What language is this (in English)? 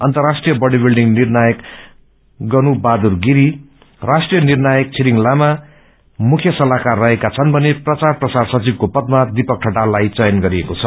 Nepali